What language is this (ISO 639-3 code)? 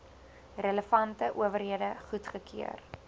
afr